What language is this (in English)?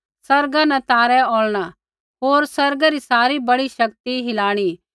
Kullu Pahari